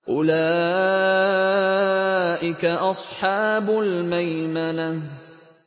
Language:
Arabic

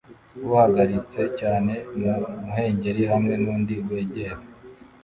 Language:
Kinyarwanda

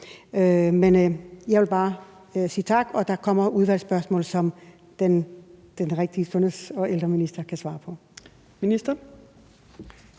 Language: Danish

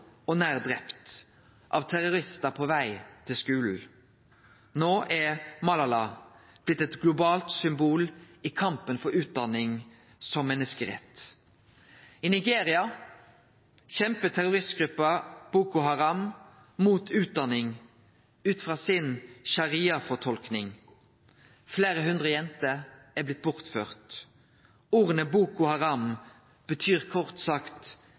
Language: Norwegian Nynorsk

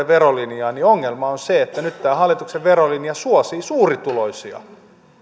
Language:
Finnish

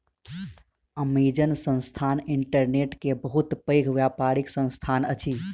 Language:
Maithili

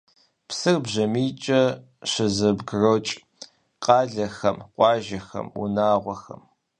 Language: Kabardian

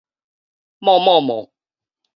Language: Min Nan Chinese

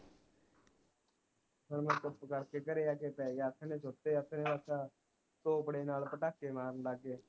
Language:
Punjabi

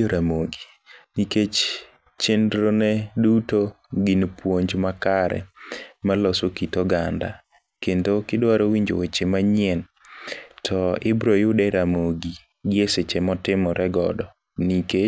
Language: Luo (Kenya and Tanzania)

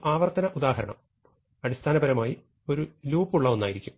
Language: Malayalam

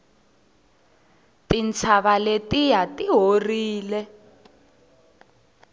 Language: Tsonga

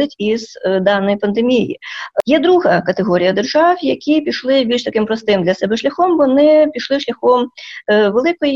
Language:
Ukrainian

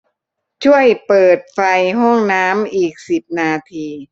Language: Thai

